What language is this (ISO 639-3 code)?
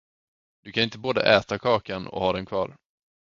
swe